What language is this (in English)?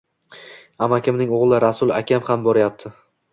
Uzbek